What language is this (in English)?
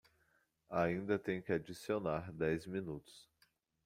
Portuguese